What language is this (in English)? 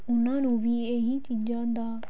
Punjabi